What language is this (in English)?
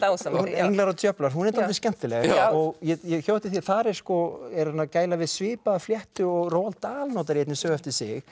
Icelandic